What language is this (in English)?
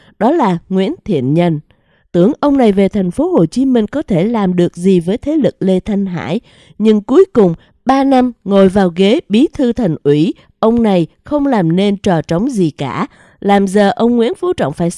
Vietnamese